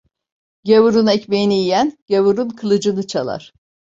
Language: Turkish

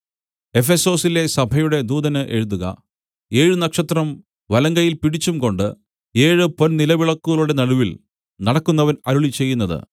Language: Malayalam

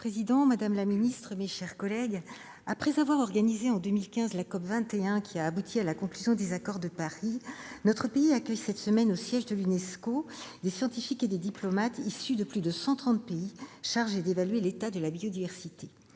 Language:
French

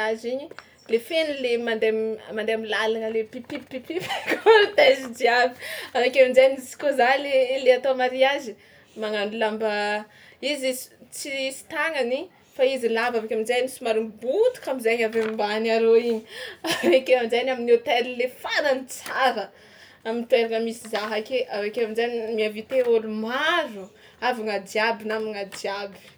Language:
Tsimihety Malagasy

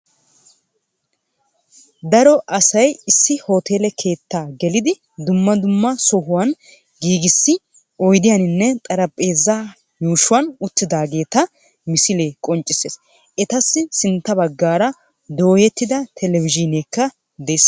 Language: Wolaytta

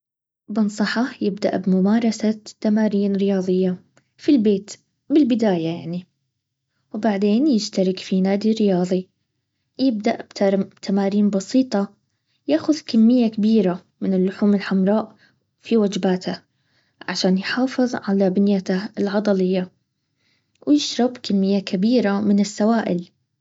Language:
Baharna Arabic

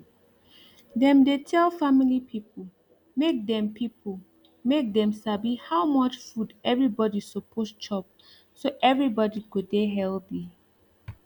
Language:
Nigerian Pidgin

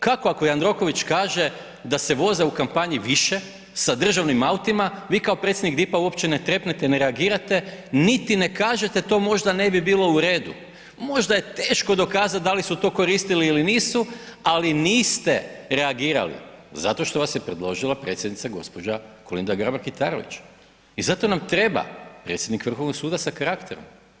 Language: Croatian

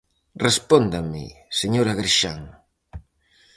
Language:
Galician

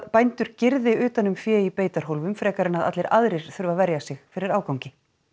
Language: Icelandic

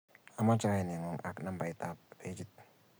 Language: Kalenjin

